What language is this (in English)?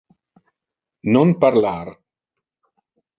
Interlingua